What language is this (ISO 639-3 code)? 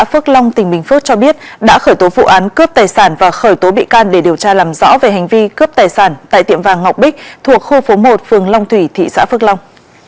vie